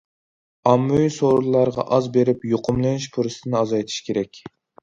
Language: Uyghur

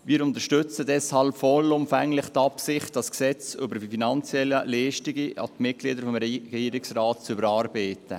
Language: Swiss German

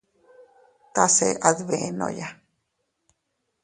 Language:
Teutila Cuicatec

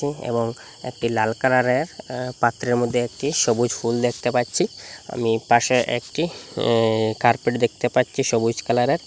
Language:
Bangla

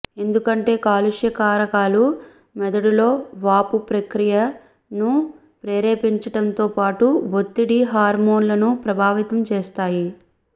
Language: Telugu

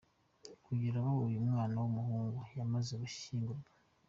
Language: Kinyarwanda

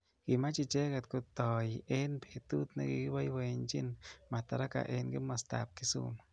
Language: Kalenjin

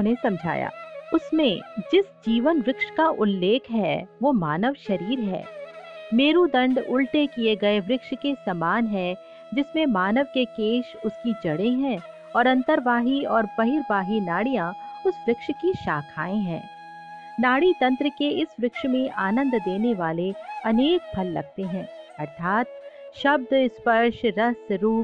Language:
Hindi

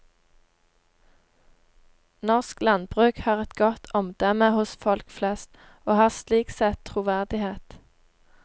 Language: Norwegian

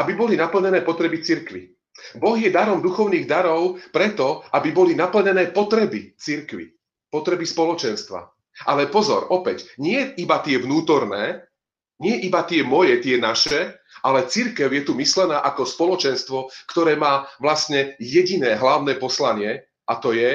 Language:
Slovak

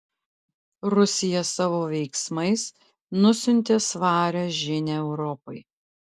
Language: Lithuanian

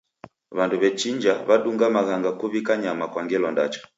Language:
Taita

